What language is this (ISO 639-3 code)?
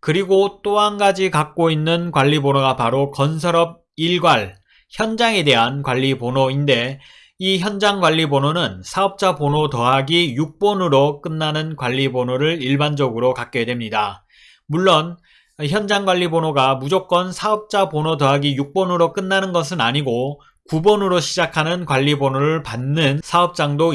kor